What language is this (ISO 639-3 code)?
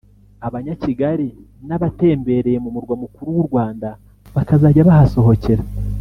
kin